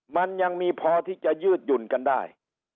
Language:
Thai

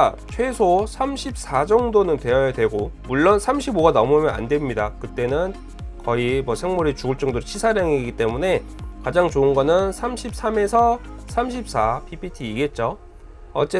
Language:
Korean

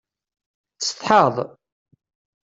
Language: Kabyle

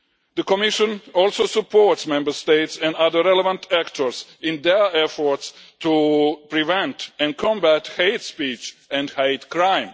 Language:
English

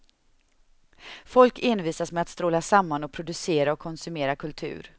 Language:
Swedish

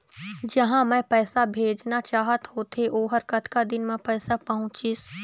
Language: Chhattisgarhi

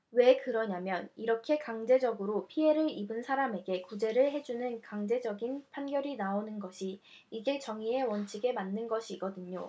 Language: Korean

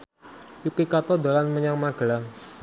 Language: Javanese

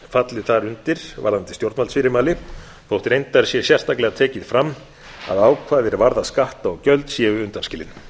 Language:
Icelandic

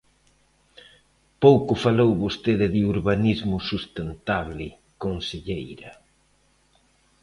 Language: Galician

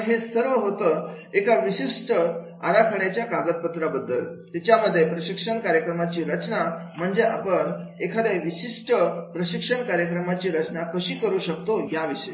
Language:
Marathi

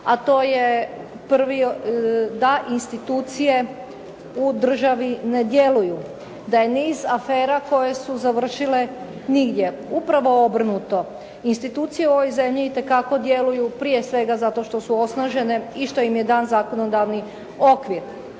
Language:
Croatian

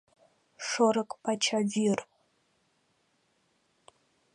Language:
Mari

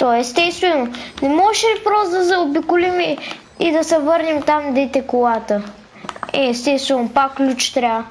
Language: Bulgarian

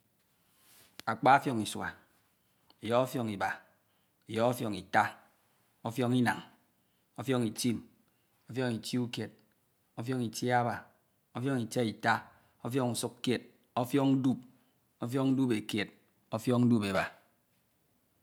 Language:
Ito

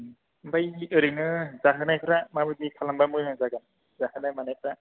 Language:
Bodo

